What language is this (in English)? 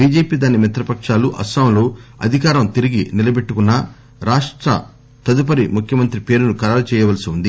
Telugu